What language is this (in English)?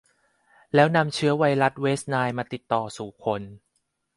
Thai